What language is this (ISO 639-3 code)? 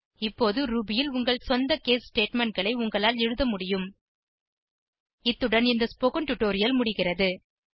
tam